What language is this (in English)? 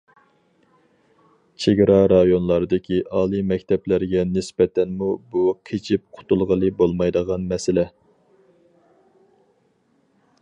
Uyghur